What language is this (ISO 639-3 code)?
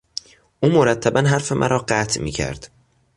fas